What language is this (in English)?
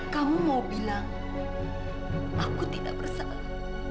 Indonesian